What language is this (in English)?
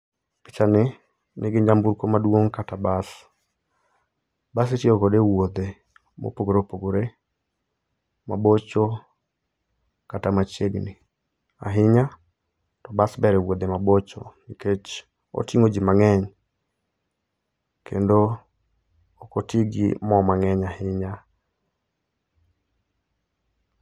Luo (Kenya and Tanzania)